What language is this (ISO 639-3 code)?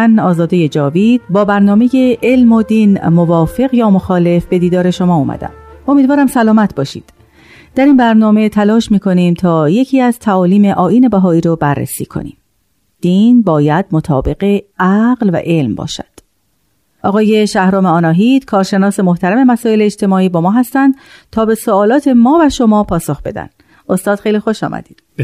fas